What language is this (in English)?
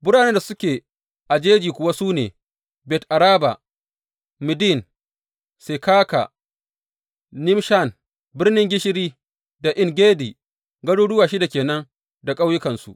Hausa